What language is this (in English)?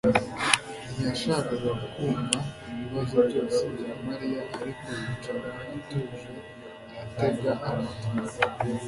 Kinyarwanda